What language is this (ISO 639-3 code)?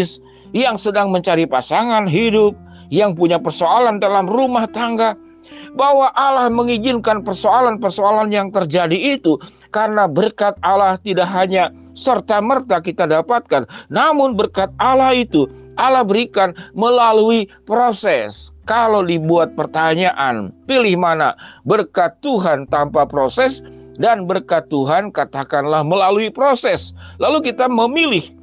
ind